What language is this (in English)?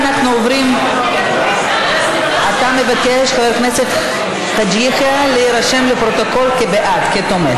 Hebrew